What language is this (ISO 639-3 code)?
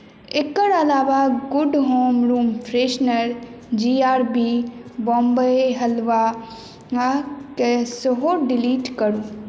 mai